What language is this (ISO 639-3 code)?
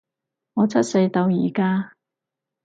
yue